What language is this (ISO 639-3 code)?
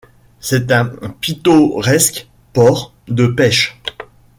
fra